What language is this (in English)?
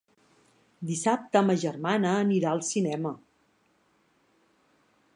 Catalan